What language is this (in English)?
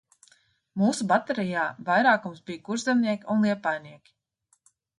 Latvian